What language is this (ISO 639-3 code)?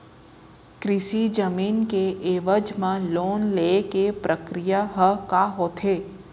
hne